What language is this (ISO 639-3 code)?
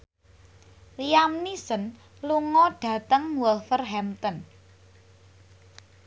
jav